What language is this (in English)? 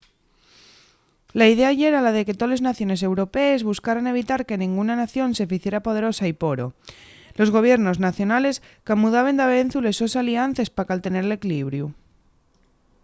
Asturian